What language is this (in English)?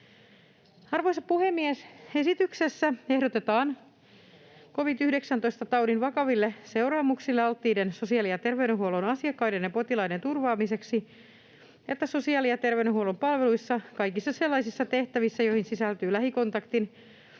Finnish